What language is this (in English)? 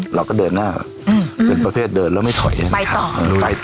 Thai